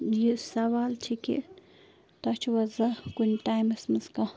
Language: Kashmiri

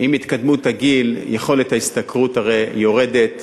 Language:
Hebrew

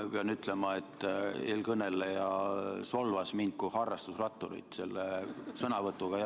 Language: Estonian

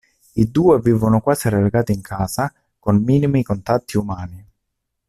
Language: Italian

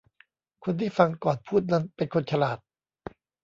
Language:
Thai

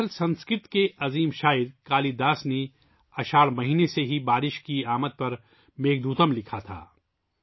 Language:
Urdu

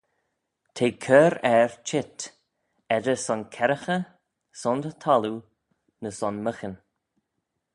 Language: Manx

